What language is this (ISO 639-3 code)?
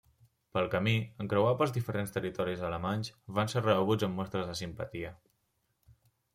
cat